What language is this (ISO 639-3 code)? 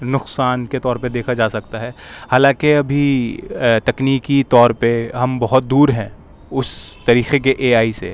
urd